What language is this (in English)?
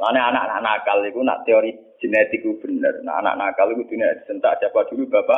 Malay